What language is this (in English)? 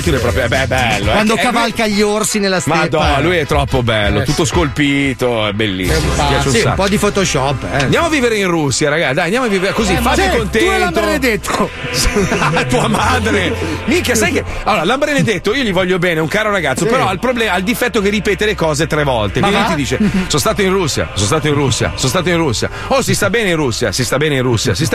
Italian